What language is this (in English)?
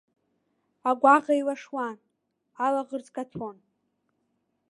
Abkhazian